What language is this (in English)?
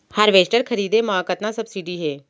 Chhattisgarhi